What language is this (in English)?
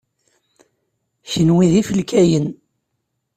Kabyle